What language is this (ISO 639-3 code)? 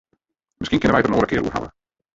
fry